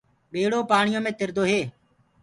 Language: Gurgula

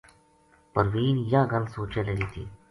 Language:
Gujari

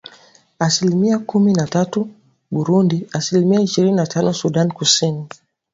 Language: Swahili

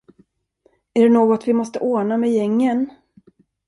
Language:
Swedish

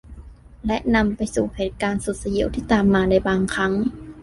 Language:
Thai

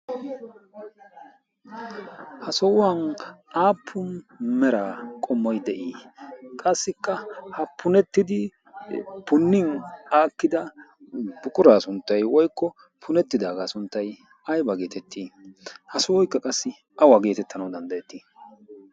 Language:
Wolaytta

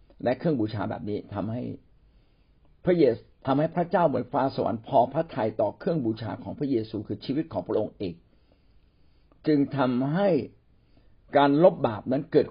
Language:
Thai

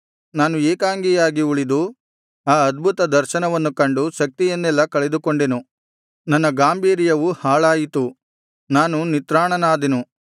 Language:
Kannada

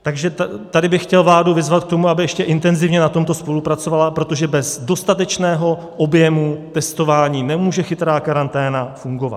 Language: Czech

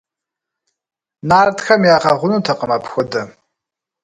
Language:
Kabardian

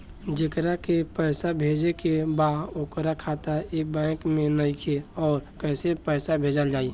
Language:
Bhojpuri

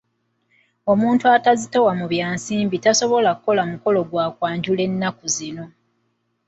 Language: Ganda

